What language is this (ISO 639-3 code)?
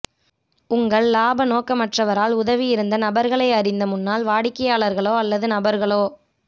tam